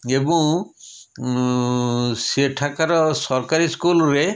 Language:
Odia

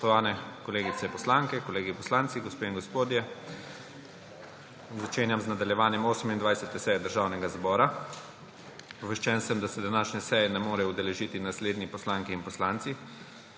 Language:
Slovenian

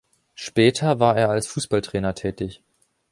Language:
German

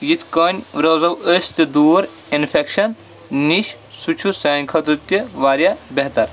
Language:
Kashmiri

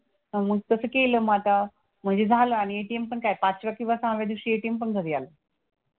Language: Marathi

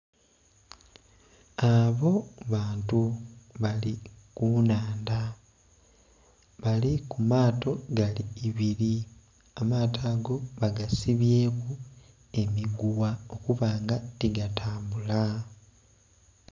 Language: Soga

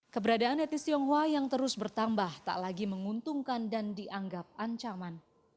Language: Indonesian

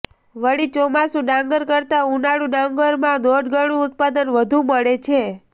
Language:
Gujarati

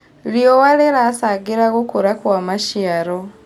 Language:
Kikuyu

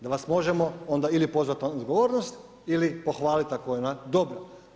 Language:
Croatian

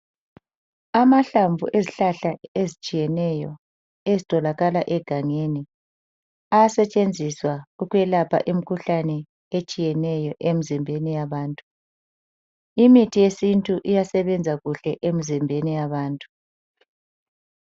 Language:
North Ndebele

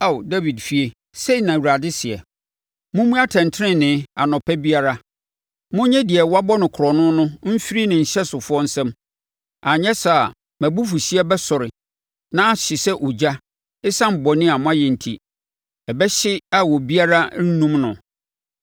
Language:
Akan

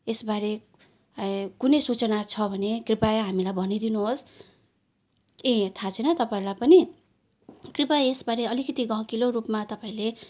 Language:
Nepali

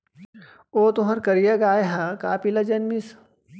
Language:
Chhattisgarhi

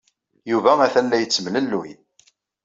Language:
Kabyle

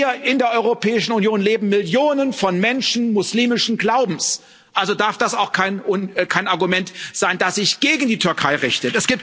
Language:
German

